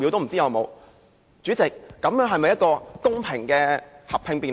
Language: Cantonese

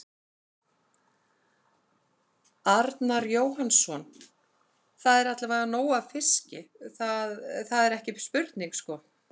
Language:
Icelandic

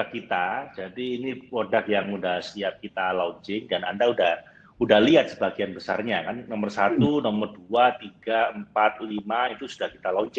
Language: Indonesian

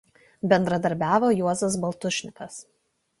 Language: Lithuanian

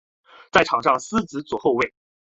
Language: Chinese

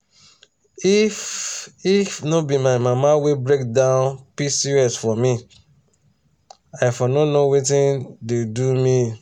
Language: Nigerian Pidgin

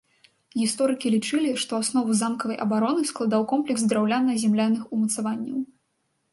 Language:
Belarusian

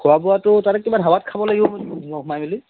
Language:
Assamese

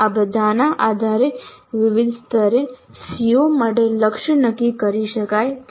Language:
Gujarati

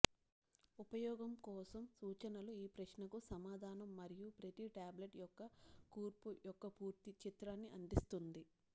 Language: Telugu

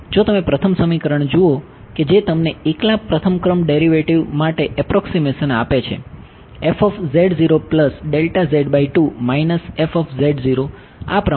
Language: Gujarati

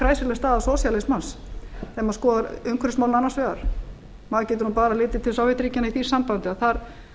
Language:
Icelandic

